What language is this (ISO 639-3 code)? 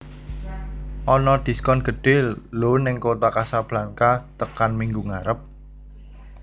jav